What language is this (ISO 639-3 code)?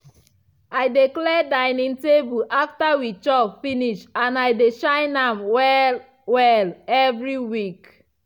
pcm